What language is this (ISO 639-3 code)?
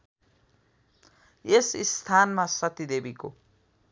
nep